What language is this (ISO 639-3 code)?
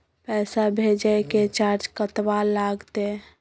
mai